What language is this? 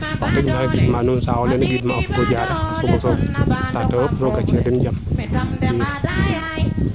Serer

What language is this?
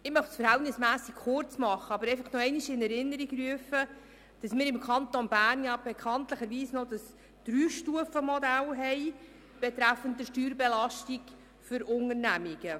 Swiss German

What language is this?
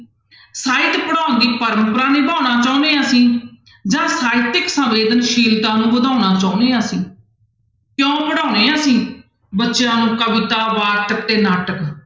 Punjabi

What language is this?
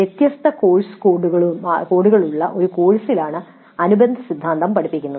Malayalam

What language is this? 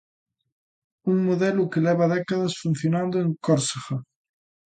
Galician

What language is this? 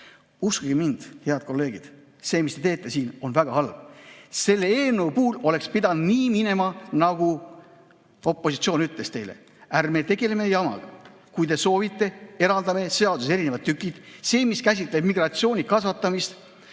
Estonian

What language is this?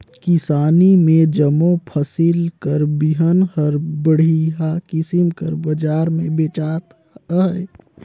Chhattisgarhi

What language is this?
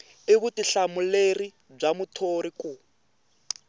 Tsonga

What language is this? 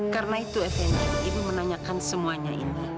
Indonesian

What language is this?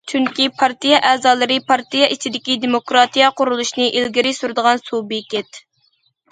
Uyghur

